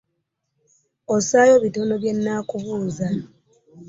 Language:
Ganda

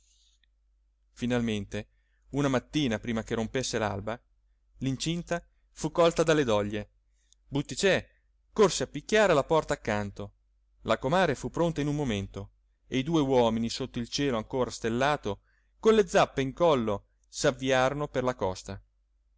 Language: Italian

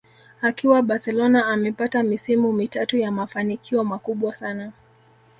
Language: Swahili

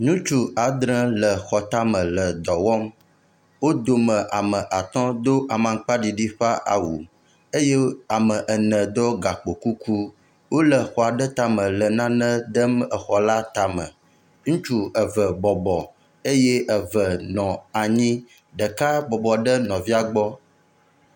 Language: Ewe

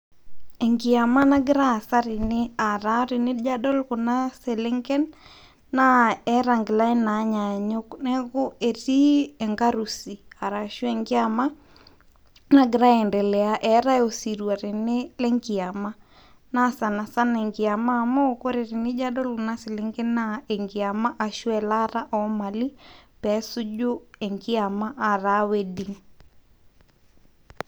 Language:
Masai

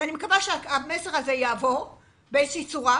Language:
Hebrew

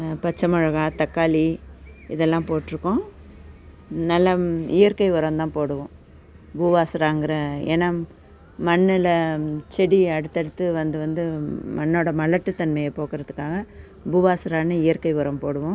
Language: Tamil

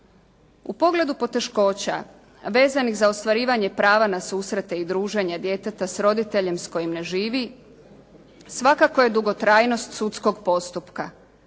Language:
Croatian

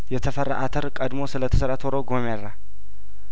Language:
Amharic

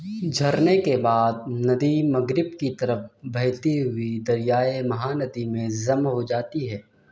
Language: Urdu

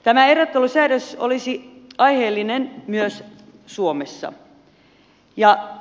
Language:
Finnish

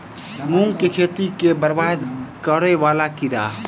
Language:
Maithili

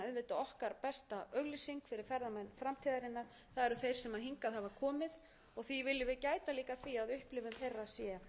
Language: Icelandic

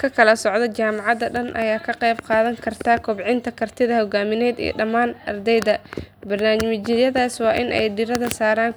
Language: Somali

